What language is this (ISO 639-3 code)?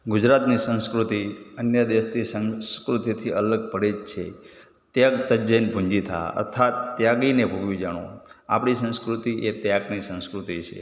guj